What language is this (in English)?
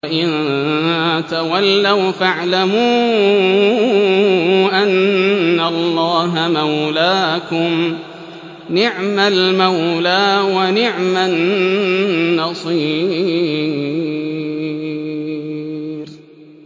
Arabic